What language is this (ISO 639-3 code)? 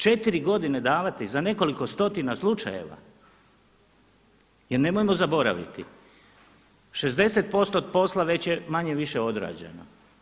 hrv